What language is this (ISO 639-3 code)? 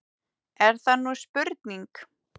isl